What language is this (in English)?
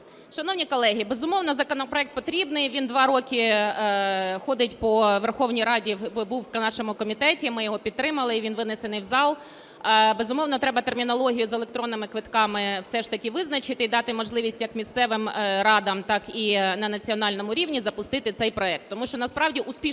Ukrainian